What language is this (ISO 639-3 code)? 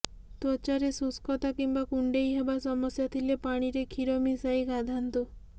ori